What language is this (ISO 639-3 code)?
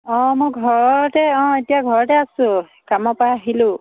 asm